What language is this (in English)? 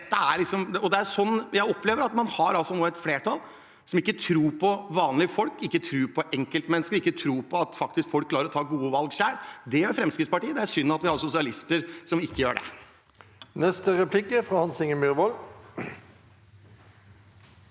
Norwegian